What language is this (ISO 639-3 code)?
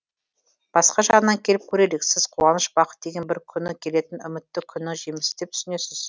kaz